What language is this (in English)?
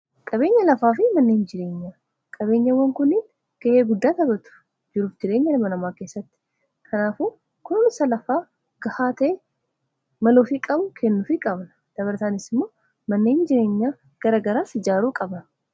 Oromo